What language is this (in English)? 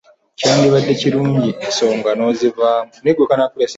Ganda